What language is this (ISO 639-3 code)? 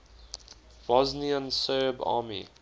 eng